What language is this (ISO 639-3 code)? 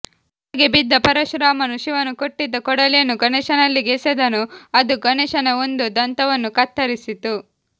kan